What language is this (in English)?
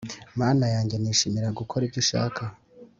Kinyarwanda